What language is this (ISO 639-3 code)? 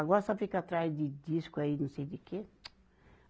por